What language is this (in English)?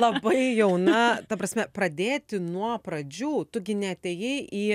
Lithuanian